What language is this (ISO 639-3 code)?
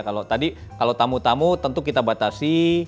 ind